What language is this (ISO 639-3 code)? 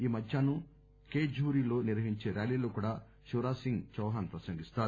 tel